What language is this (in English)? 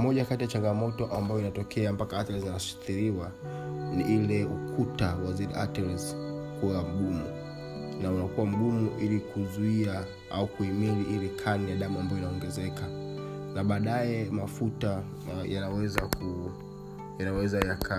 Swahili